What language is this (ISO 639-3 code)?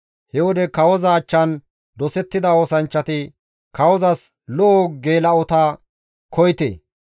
gmv